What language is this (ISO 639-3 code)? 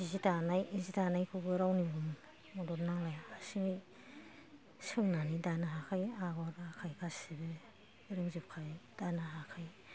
brx